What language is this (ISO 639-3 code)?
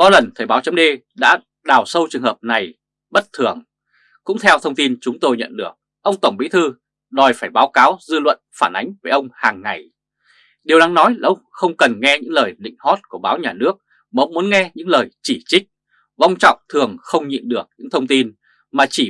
vie